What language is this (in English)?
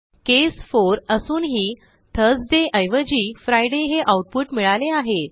Marathi